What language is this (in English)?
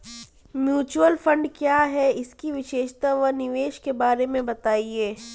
Hindi